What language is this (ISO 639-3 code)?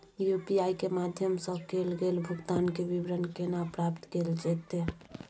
mai